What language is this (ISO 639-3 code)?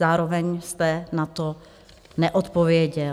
ces